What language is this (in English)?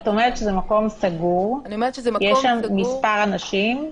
Hebrew